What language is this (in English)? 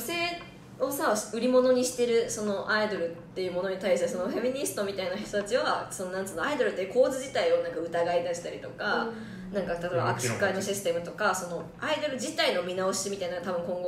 Japanese